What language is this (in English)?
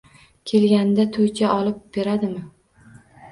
Uzbek